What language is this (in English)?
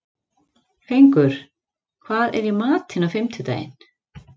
Icelandic